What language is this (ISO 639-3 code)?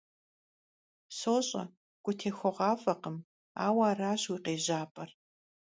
kbd